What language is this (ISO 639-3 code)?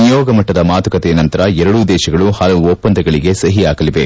kan